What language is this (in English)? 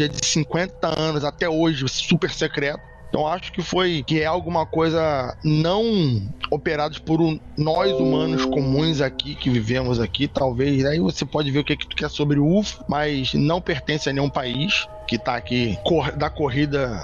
Portuguese